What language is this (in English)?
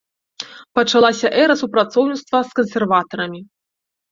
Belarusian